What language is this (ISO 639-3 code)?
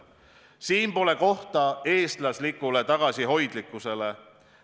est